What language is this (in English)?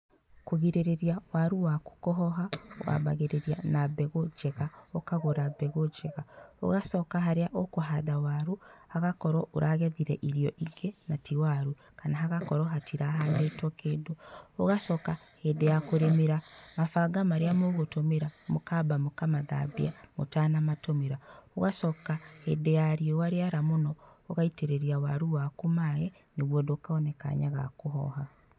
Kikuyu